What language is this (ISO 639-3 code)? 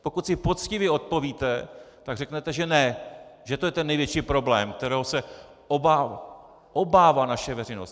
ces